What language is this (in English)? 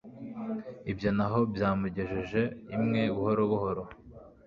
Kinyarwanda